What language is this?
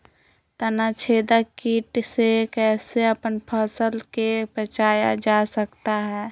Magahi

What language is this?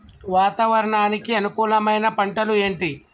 Telugu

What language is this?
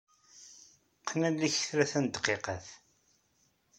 Kabyle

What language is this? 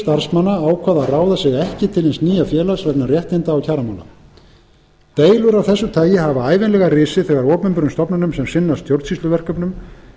Icelandic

